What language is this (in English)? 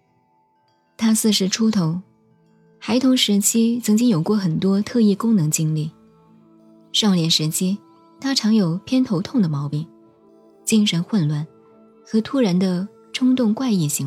Chinese